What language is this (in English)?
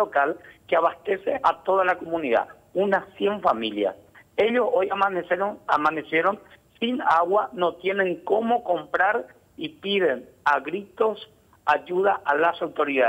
Spanish